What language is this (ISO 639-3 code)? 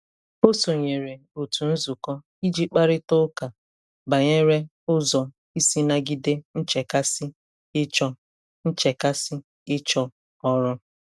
ibo